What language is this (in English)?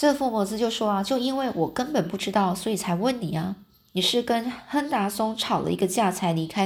Chinese